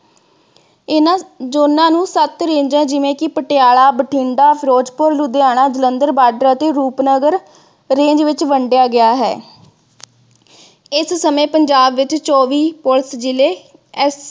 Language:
Punjabi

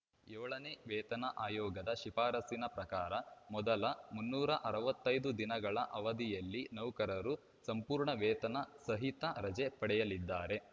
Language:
Kannada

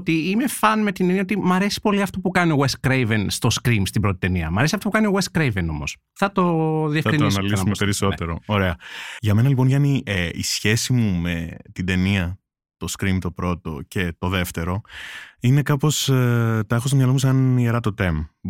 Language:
Greek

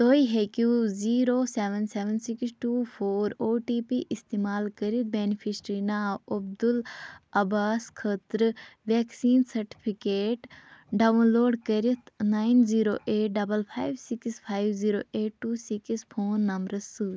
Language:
Kashmiri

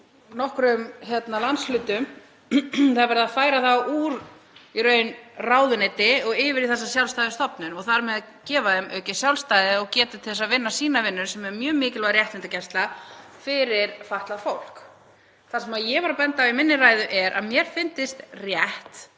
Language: Icelandic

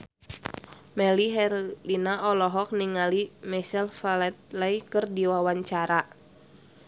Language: Sundanese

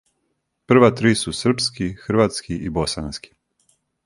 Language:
Serbian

